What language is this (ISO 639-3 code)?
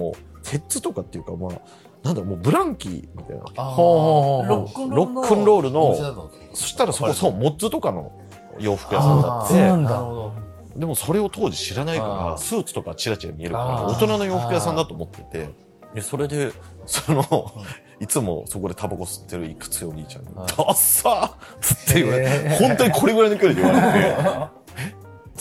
jpn